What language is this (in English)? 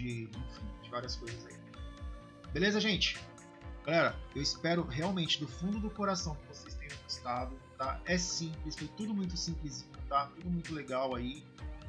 Portuguese